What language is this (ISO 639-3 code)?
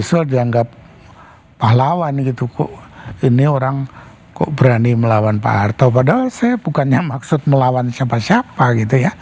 ind